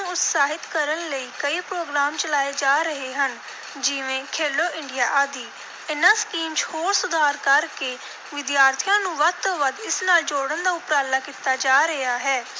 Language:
Punjabi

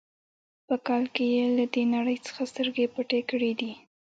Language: Pashto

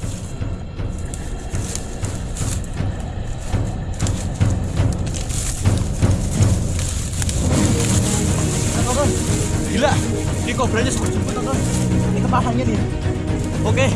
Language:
Indonesian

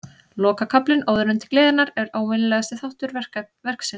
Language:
Icelandic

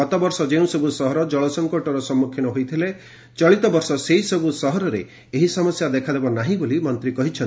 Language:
Odia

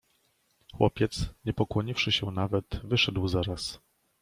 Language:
Polish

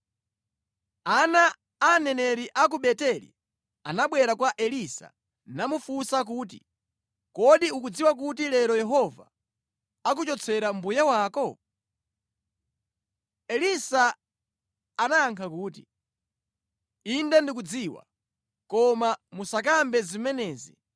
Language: Nyanja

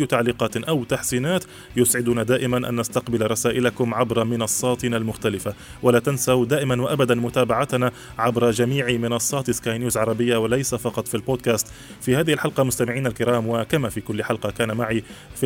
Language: Arabic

